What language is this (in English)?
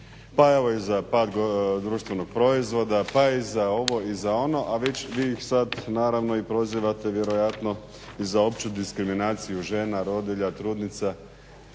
Croatian